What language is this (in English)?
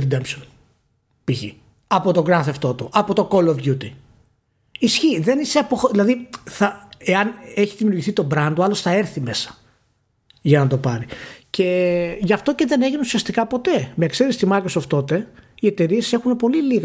Greek